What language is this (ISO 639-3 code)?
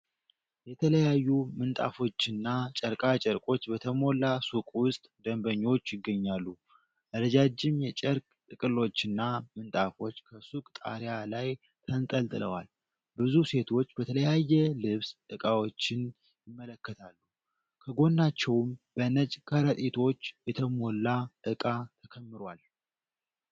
amh